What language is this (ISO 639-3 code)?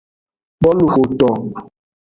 ajg